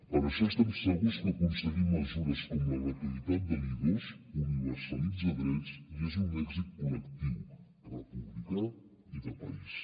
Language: Catalan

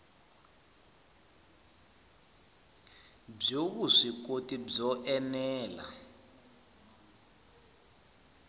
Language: Tsonga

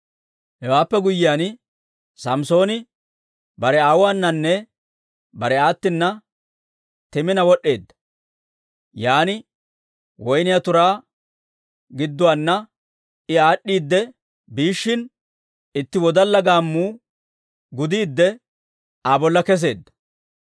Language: Dawro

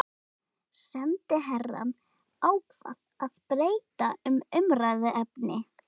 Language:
Icelandic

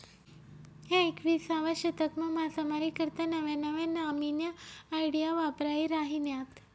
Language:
Marathi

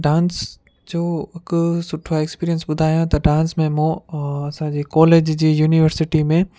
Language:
Sindhi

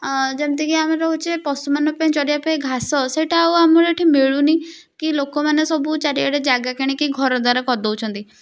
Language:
Odia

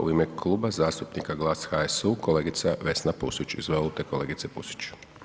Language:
Croatian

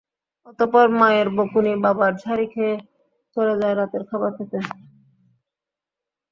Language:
Bangla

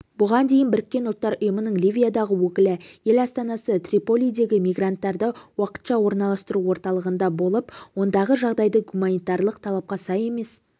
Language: Kazakh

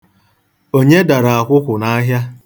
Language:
Igbo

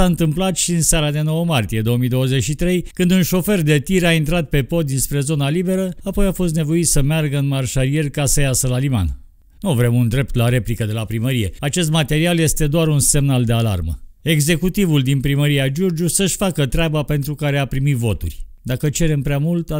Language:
Romanian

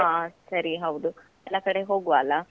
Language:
Kannada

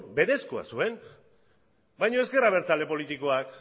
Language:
Basque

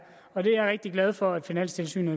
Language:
Danish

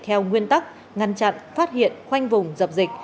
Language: Vietnamese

